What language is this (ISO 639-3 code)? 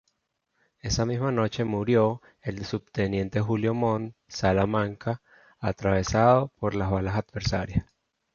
spa